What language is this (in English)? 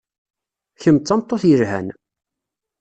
Kabyle